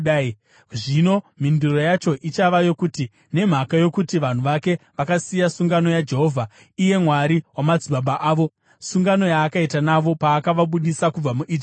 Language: Shona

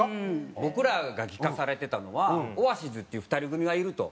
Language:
Japanese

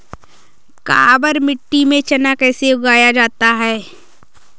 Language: Hindi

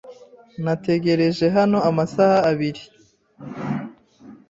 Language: Kinyarwanda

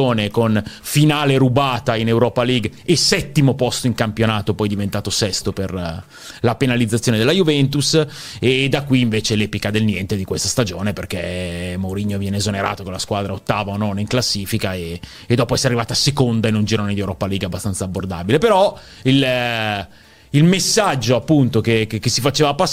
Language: Italian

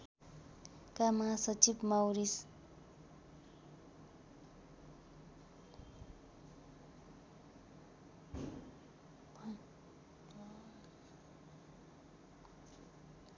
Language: Nepali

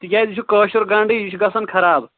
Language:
Kashmiri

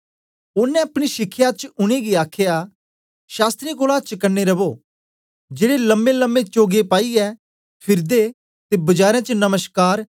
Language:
Dogri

